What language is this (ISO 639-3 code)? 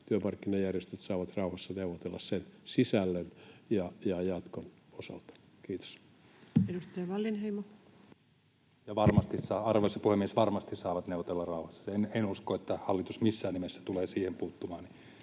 fin